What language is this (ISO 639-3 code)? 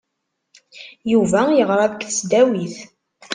kab